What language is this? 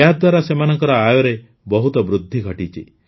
Odia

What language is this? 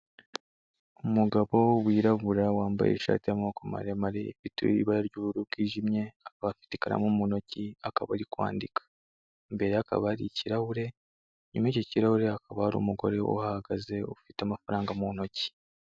Kinyarwanda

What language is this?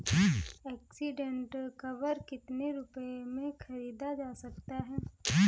Hindi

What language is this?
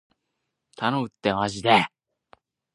Japanese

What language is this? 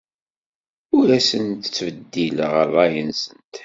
Kabyle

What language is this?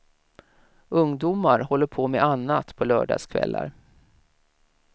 Swedish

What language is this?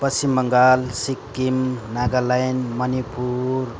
Nepali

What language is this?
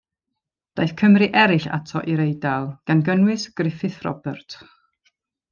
Welsh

